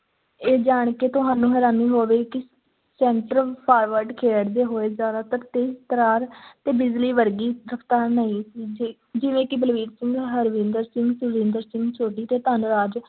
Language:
Punjabi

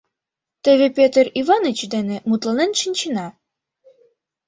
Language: Mari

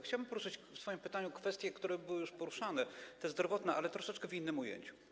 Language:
Polish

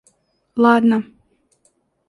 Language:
Russian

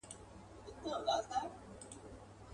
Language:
Pashto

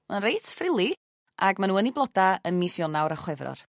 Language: Welsh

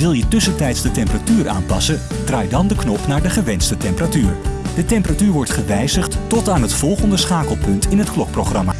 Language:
Dutch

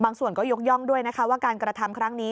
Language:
Thai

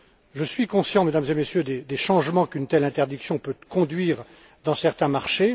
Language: French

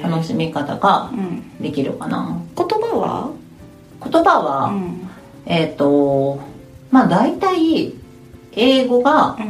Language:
Japanese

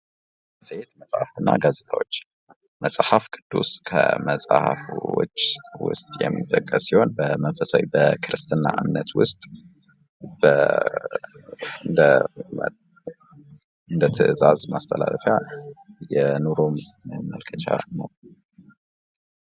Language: Amharic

